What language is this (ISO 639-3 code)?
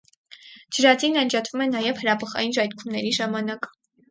hye